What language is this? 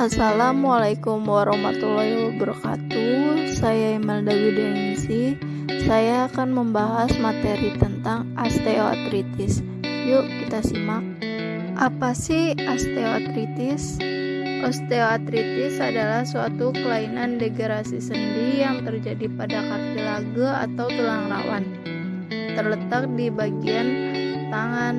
Indonesian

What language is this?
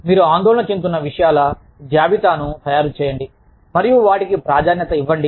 Telugu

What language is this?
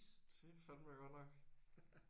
Danish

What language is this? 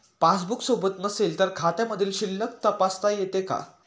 Marathi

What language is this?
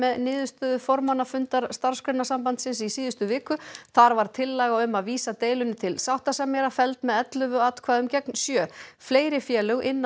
Icelandic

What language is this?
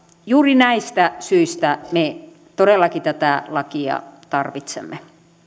Finnish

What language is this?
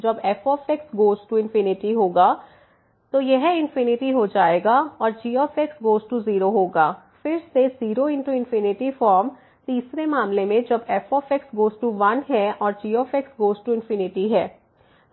Hindi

